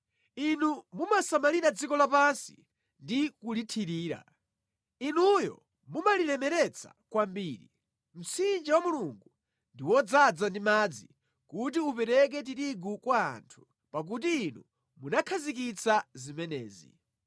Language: Nyanja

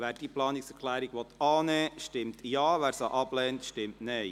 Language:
Swiss German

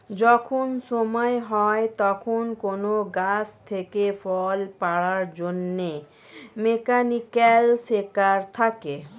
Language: Bangla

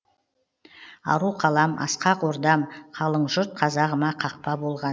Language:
Kazakh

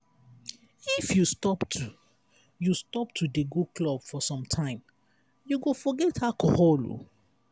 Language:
Nigerian Pidgin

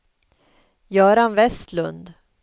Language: Swedish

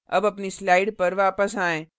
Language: Hindi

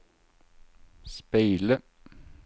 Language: Norwegian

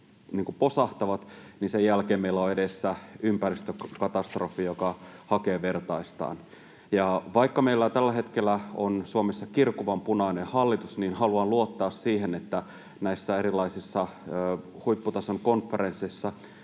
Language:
Finnish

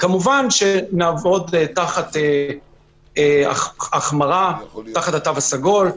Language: Hebrew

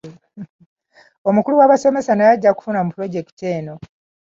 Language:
Ganda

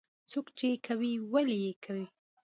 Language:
Pashto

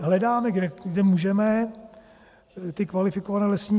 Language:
Czech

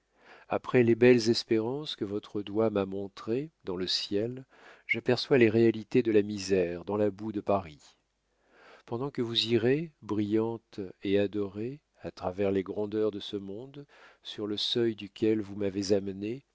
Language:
French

